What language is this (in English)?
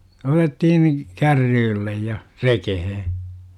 Finnish